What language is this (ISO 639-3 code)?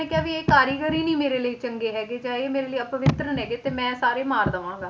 pan